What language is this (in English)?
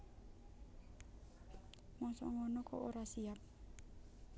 Javanese